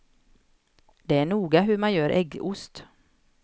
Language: Swedish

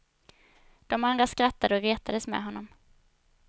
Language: Swedish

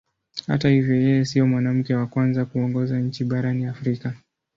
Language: Swahili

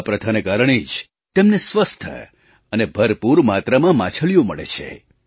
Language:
Gujarati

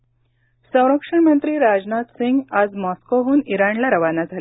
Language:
Marathi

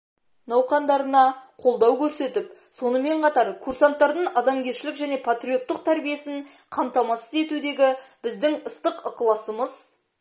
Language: Kazakh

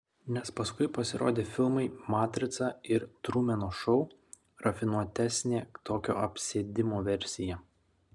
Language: Lithuanian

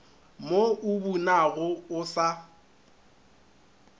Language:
Northern Sotho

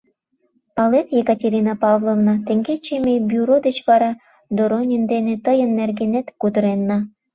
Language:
Mari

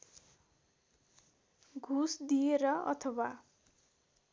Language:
Nepali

